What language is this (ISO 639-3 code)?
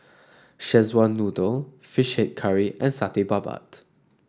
eng